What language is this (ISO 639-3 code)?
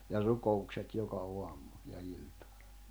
fin